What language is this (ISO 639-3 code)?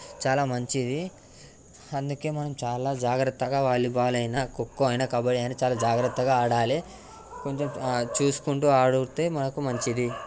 tel